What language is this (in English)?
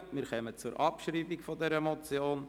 Swiss German